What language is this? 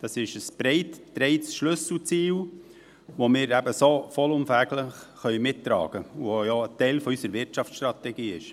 Swiss German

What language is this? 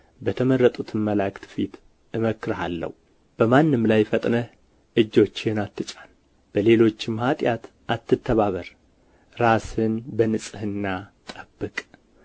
Amharic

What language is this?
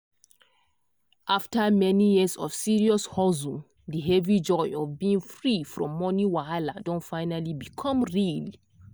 Nigerian Pidgin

